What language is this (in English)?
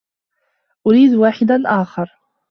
Arabic